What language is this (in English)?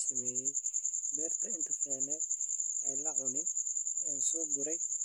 Somali